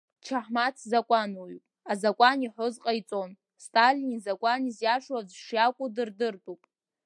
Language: Abkhazian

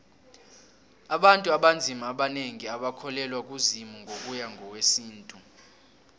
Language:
South Ndebele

